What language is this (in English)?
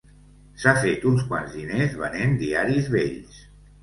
Catalan